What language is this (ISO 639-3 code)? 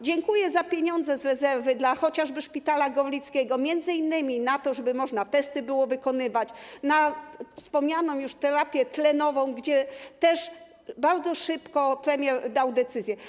pol